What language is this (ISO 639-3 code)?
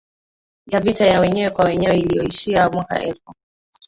swa